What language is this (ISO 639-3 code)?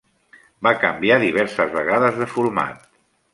cat